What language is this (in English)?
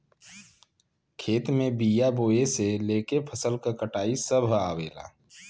Bhojpuri